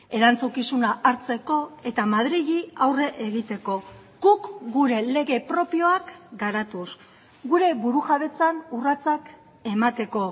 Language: Basque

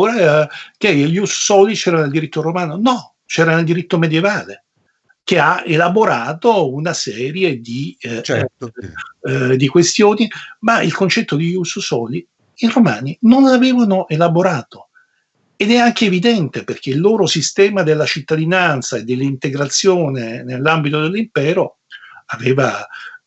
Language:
Italian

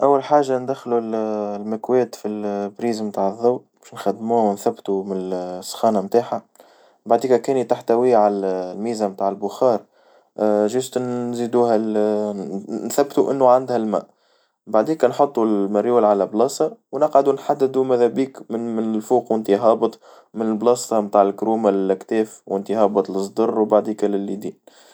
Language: Tunisian Arabic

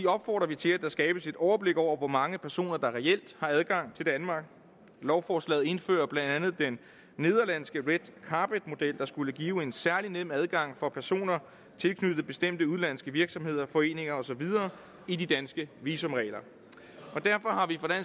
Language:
Danish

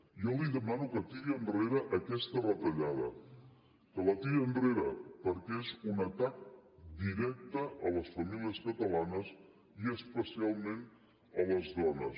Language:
Catalan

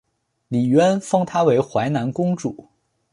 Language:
Chinese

